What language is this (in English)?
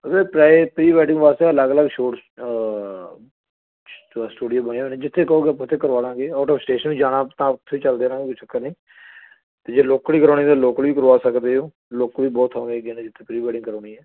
Punjabi